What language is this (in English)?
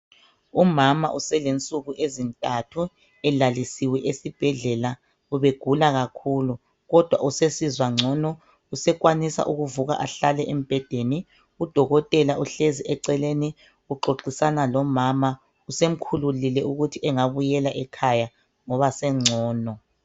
North Ndebele